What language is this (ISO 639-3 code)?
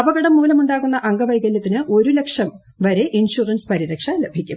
mal